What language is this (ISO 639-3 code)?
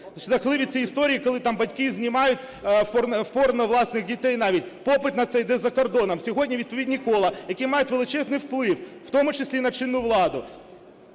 ukr